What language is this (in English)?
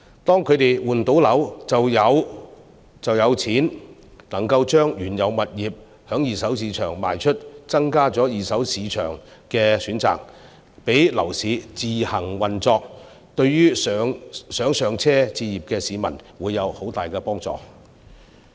Cantonese